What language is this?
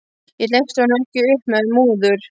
Icelandic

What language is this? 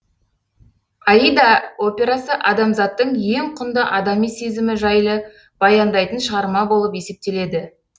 Kazakh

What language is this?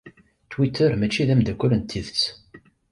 Kabyle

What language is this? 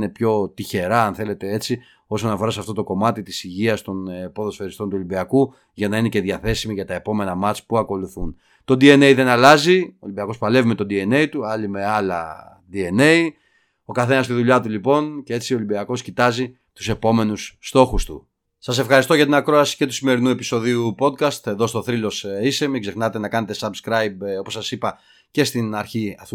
Greek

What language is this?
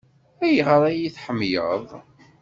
Kabyle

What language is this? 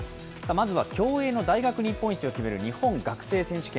Japanese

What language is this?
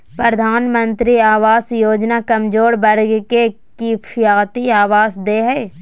Magahi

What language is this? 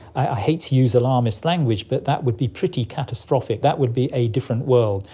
English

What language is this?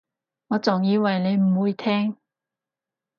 Cantonese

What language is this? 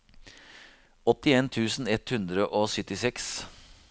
Norwegian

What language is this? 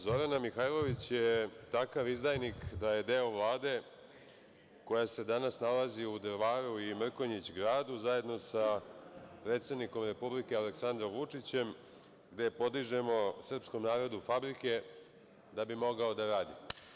Serbian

